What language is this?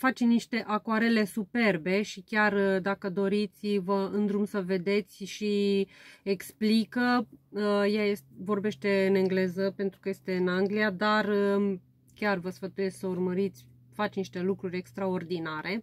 Romanian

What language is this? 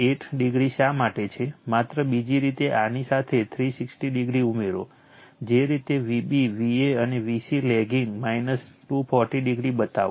Gujarati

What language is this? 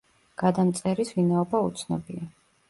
Georgian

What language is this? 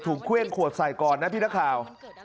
Thai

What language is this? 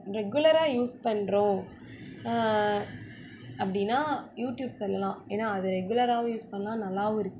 Tamil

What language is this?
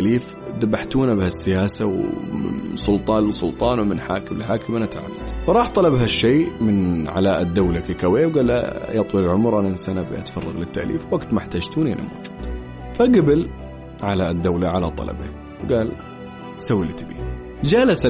Arabic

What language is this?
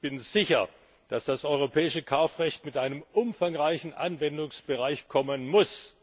German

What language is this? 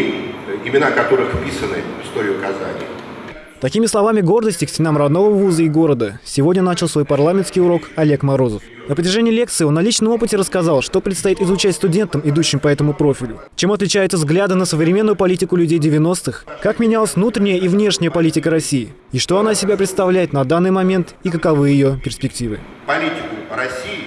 Russian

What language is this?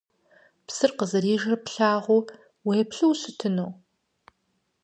Kabardian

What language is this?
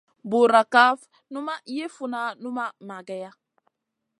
Masana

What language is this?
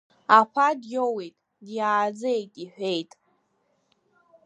Abkhazian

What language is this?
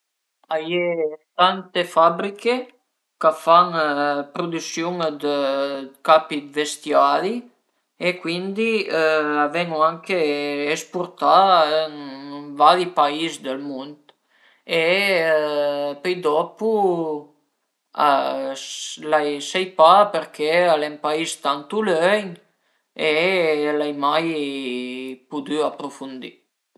Piedmontese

